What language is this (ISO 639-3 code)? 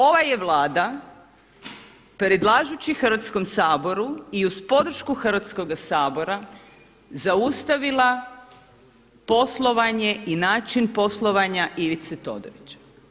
hrv